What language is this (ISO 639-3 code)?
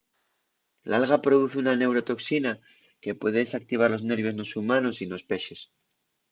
ast